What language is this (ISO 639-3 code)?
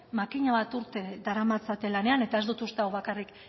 eus